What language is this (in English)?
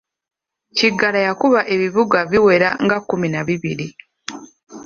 Ganda